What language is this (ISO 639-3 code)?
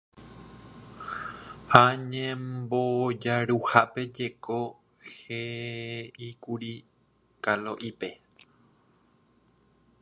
grn